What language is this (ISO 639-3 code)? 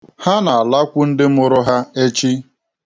ibo